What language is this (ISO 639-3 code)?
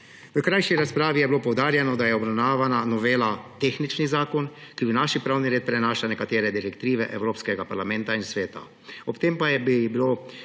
slv